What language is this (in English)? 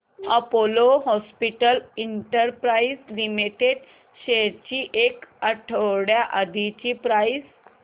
Marathi